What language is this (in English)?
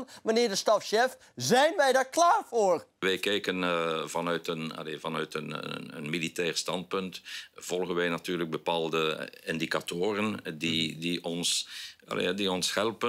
Dutch